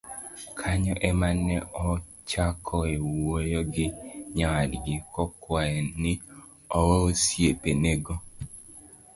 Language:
Luo (Kenya and Tanzania)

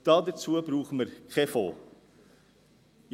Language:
Swiss German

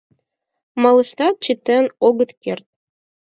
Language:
Mari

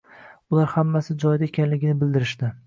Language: Uzbek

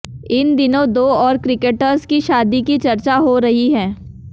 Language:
Hindi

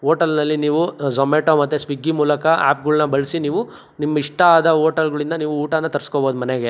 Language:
Kannada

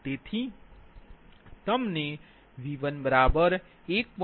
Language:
Gujarati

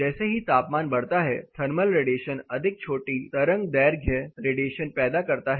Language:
Hindi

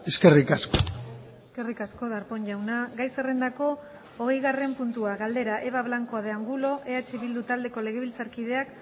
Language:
Basque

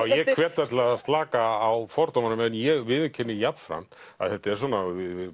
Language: Icelandic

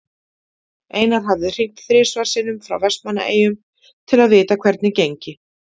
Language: Icelandic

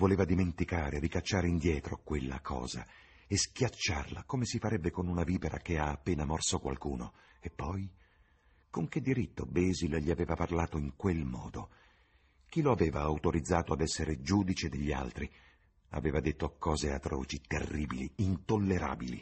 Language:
Italian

